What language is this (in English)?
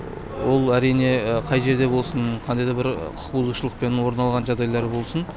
Kazakh